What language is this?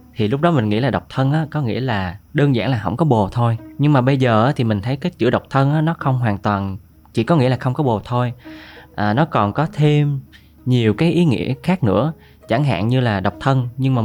Vietnamese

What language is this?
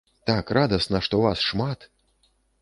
Belarusian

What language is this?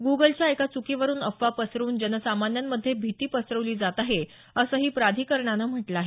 Marathi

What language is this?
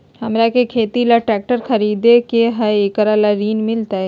Magahi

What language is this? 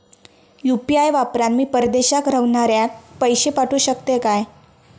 Marathi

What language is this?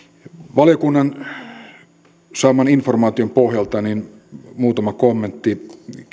Finnish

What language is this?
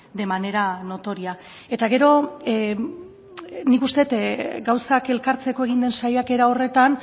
Basque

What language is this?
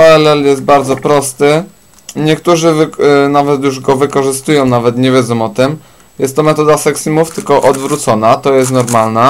Polish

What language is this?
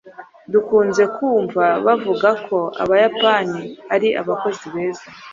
Kinyarwanda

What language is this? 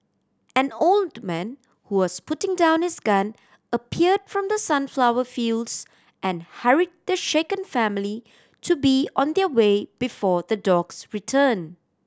English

